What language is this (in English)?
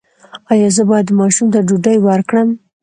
Pashto